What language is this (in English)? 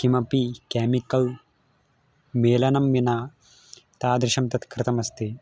Sanskrit